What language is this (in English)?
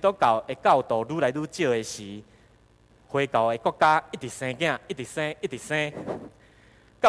Chinese